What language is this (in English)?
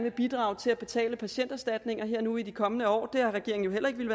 Danish